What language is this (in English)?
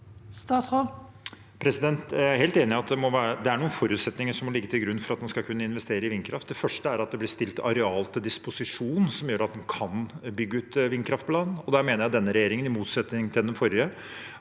Norwegian